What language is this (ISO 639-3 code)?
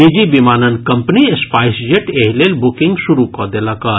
mai